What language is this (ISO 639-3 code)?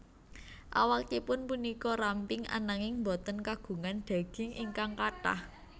jav